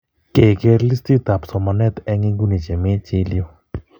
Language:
Kalenjin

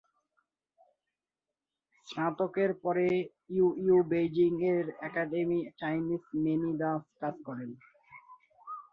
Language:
Bangla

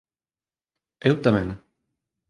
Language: Galician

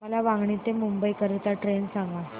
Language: Marathi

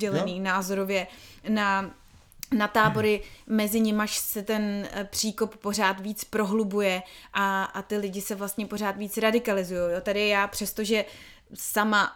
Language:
Czech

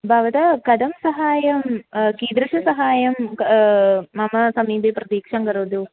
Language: Sanskrit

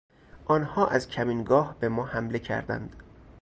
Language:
Persian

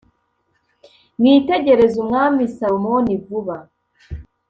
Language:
Kinyarwanda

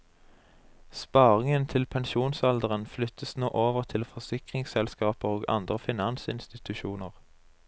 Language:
Norwegian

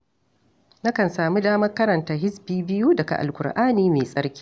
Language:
Hausa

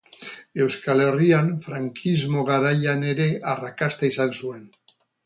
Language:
Basque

